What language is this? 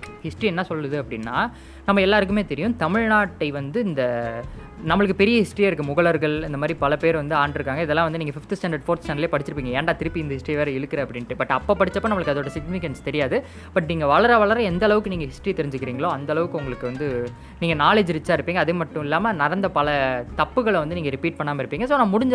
Tamil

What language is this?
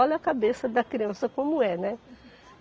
Portuguese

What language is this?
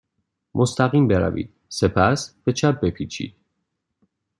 Persian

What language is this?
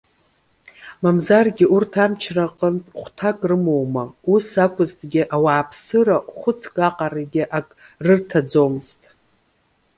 Abkhazian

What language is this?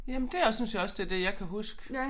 Danish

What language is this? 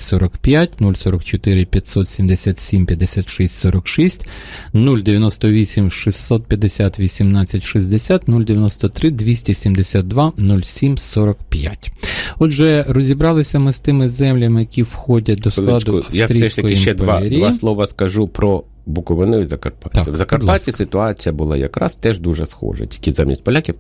Ukrainian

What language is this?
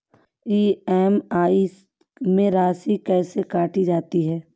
Hindi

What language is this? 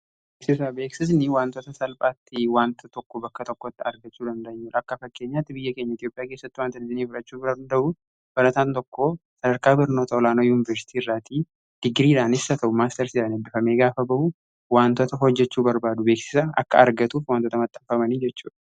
Oromo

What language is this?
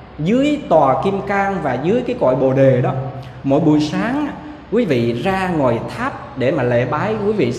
Vietnamese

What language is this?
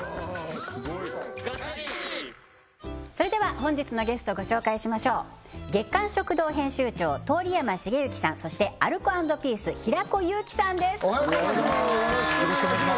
Japanese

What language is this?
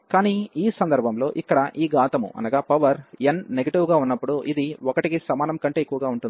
Telugu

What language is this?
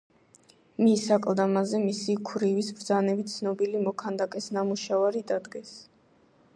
Georgian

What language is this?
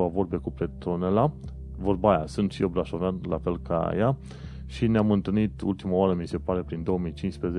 Romanian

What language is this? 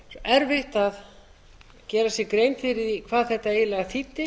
Icelandic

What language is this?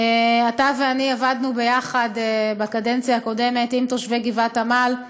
Hebrew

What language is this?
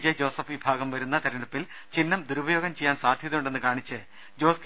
Malayalam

